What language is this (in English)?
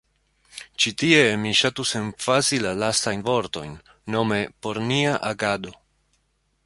Esperanto